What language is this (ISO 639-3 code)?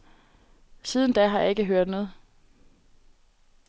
dan